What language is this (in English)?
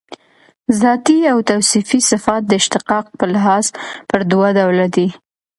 Pashto